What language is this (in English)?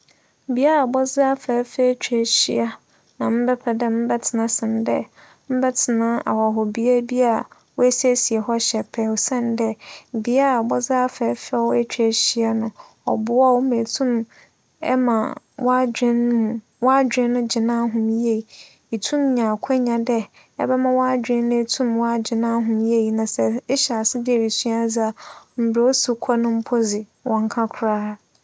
Akan